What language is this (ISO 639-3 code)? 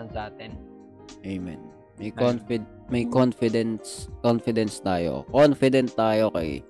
fil